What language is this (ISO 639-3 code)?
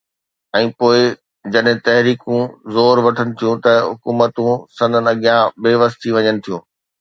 snd